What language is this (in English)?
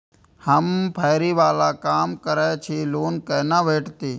Maithili